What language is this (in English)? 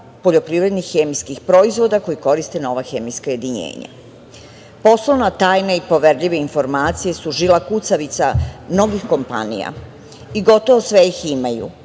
Serbian